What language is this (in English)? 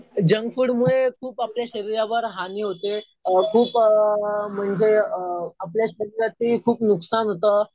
Marathi